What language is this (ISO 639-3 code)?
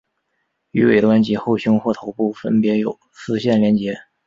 zho